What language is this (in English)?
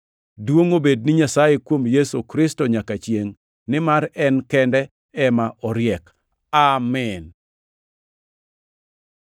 Luo (Kenya and Tanzania)